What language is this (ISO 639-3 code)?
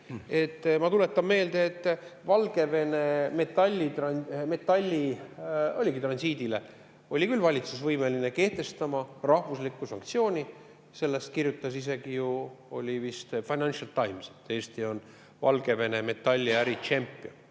est